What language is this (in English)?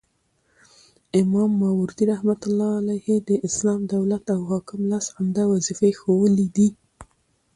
Pashto